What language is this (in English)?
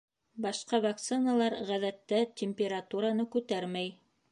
Bashkir